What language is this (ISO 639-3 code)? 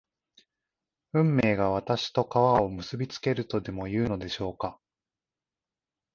jpn